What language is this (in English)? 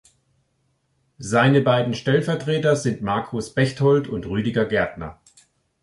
German